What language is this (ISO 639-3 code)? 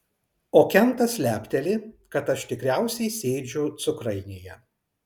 lit